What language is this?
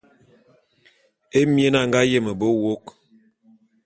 Bulu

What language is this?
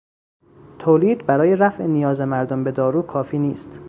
Persian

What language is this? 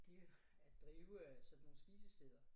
Danish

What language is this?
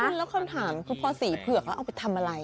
Thai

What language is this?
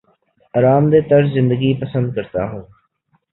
Urdu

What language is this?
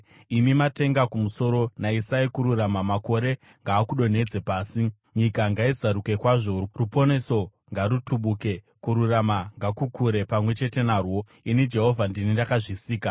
Shona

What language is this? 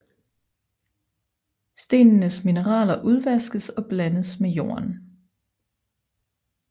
Danish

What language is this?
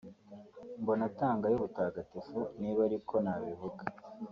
Kinyarwanda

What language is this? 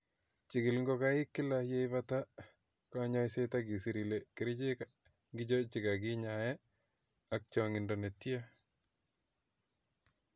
Kalenjin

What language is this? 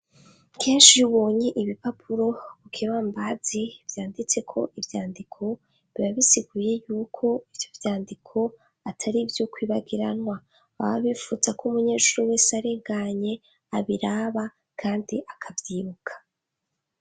Rundi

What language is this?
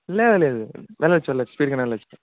Telugu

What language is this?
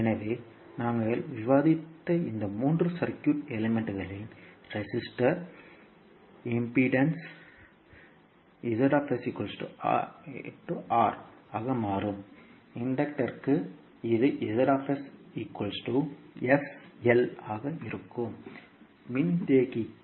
Tamil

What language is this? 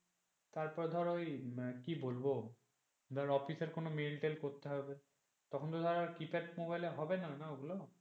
Bangla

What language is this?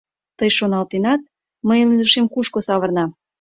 Mari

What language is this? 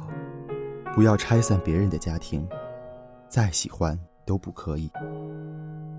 Chinese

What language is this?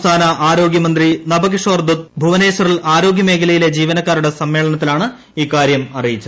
Malayalam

